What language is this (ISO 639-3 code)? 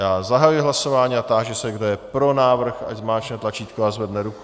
ces